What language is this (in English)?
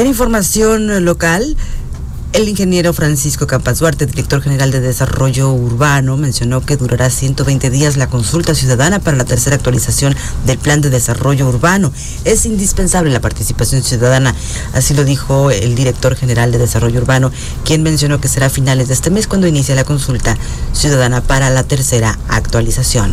Spanish